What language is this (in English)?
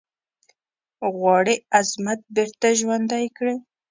Pashto